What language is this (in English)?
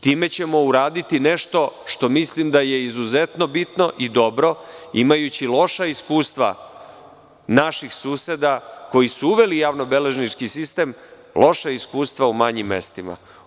Serbian